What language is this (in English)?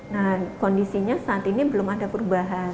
Indonesian